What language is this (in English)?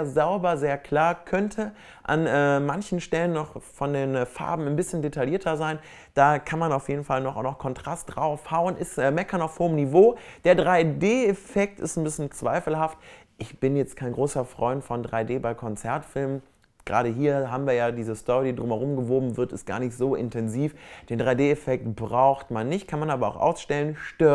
German